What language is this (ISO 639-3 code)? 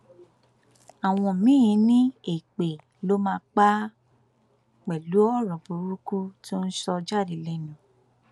yor